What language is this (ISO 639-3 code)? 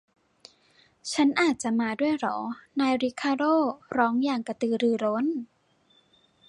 tha